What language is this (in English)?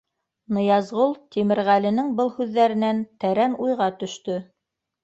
Bashkir